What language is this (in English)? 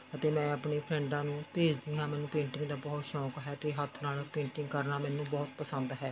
Punjabi